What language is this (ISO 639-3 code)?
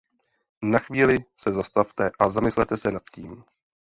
ces